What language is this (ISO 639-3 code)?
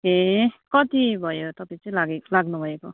nep